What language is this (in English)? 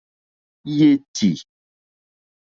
Mokpwe